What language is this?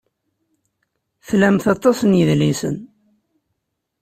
Kabyle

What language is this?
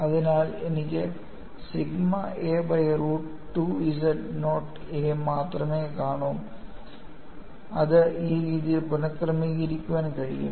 Malayalam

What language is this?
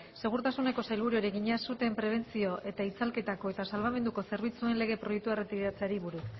Basque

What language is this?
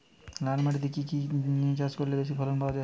Bangla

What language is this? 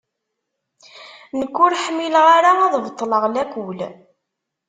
Kabyle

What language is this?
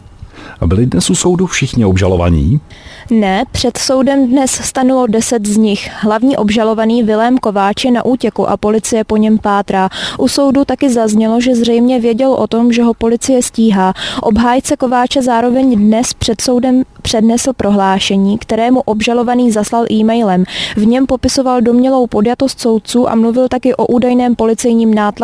Czech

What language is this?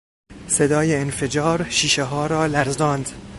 Persian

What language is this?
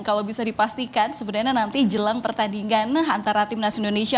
Indonesian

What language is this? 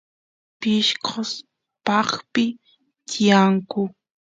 Santiago del Estero Quichua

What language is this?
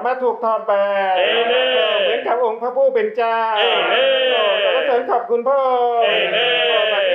Thai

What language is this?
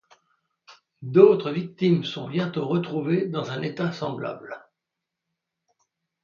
French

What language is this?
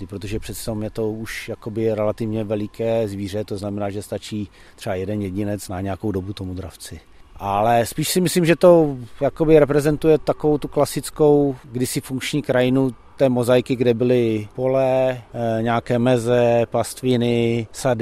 Czech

